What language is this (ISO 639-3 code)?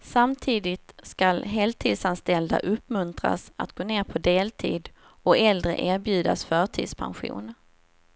swe